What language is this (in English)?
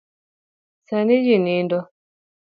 Luo (Kenya and Tanzania)